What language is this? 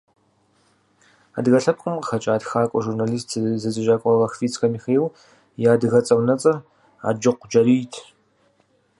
Kabardian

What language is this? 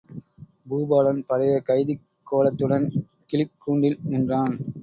Tamil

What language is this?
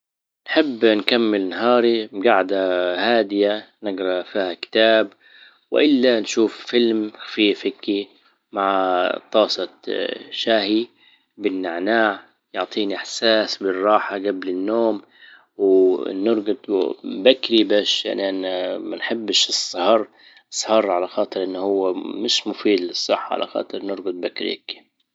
Libyan Arabic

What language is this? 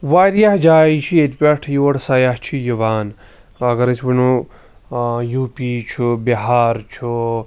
Kashmiri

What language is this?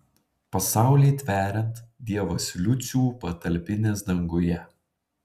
Lithuanian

